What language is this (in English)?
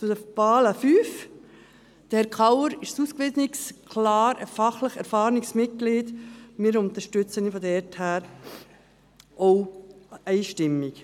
Swiss German